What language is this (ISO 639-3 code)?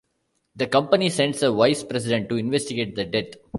eng